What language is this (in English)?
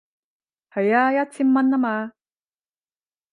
Cantonese